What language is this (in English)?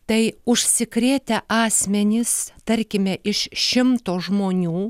Lithuanian